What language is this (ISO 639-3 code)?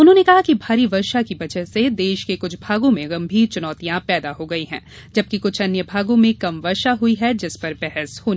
hin